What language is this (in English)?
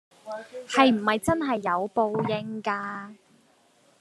Cantonese